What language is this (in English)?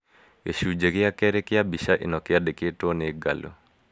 Kikuyu